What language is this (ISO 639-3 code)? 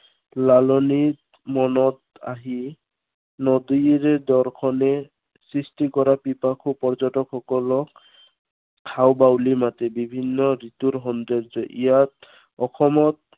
asm